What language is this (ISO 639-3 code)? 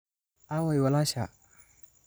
som